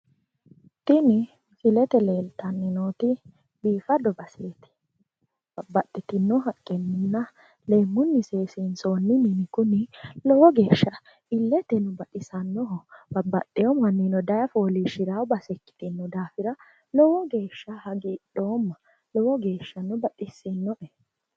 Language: Sidamo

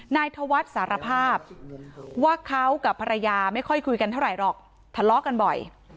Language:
Thai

